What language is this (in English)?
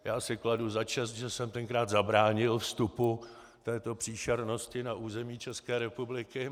Czech